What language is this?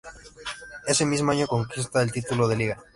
Spanish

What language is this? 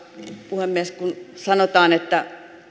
Finnish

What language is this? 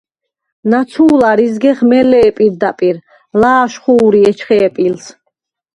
Svan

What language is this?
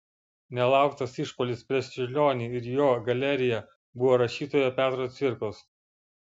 Lithuanian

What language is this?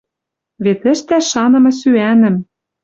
Western Mari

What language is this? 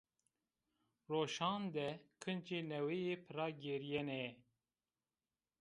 Zaza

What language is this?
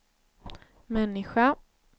Swedish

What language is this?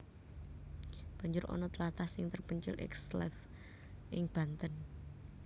Javanese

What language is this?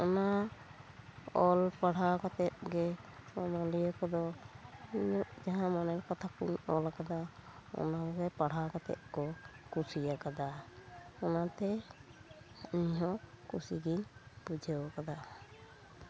Santali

